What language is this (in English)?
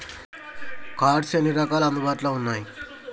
Telugu